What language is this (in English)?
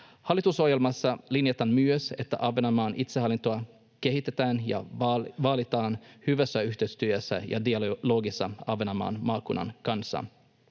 Finnish